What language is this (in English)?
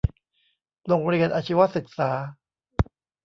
Thai